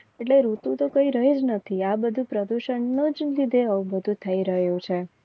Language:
Gujarati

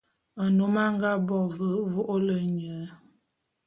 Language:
Bulu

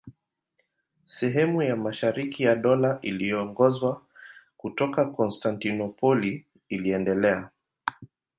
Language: Swahili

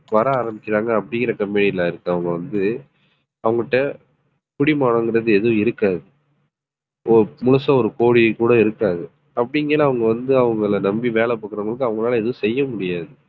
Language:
Tamil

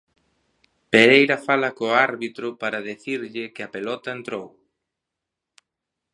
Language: Galician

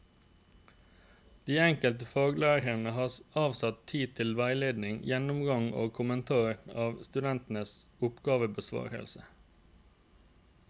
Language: Norwegian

